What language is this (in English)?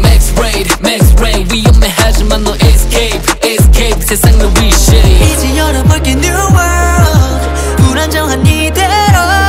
Korean